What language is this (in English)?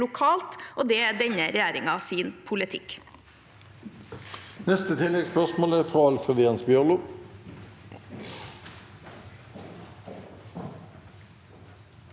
Norwegian